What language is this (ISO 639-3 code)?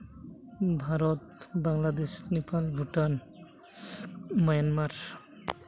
sat